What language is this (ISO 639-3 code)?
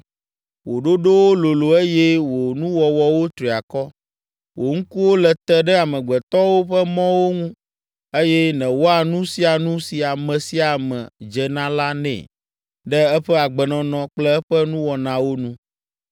ewe